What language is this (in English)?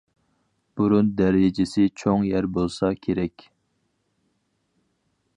Uyghur